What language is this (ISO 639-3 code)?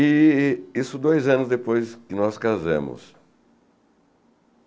por